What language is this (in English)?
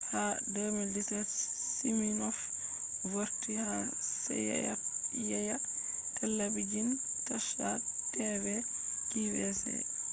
Fula